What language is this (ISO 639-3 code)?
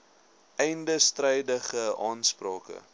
afr